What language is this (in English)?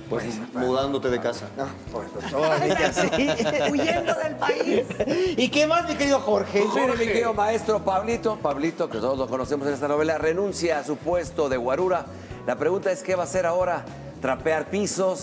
Spanish